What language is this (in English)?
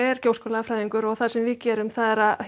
Icelandic